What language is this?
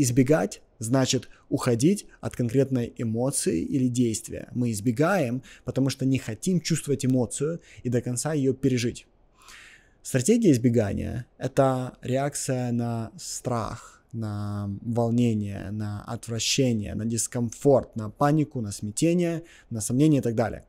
Russian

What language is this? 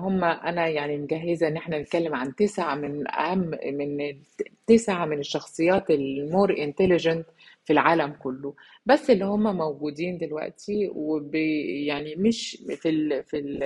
Arabic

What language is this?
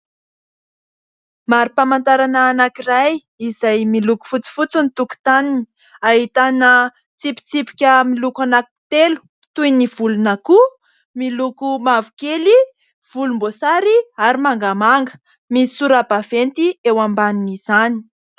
Malagasy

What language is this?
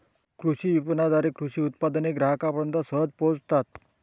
Marathi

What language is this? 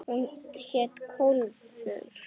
Icelandic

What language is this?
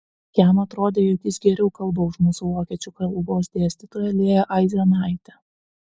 Lithuanian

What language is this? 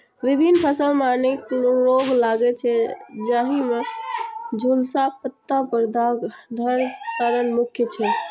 Maithili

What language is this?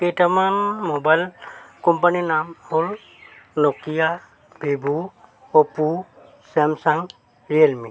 Assamese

